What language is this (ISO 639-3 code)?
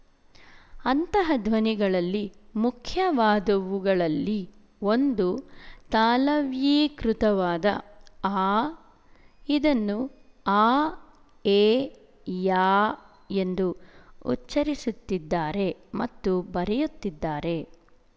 kan